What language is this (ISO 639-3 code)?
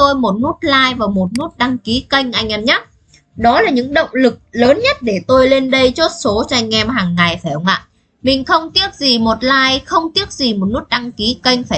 vie